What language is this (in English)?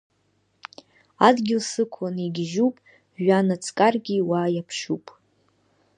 Abkhazian